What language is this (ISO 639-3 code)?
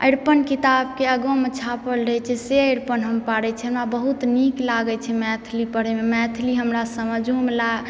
mai